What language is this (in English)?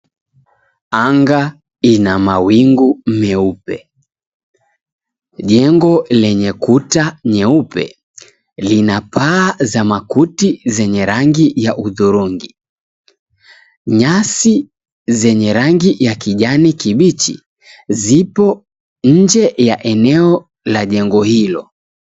Swahili